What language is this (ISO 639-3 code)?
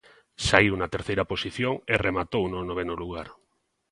glg